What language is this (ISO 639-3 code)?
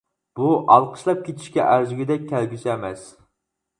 uig